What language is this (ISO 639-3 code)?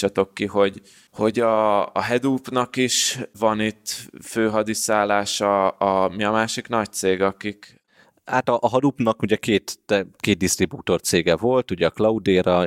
hun